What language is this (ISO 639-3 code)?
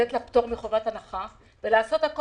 heb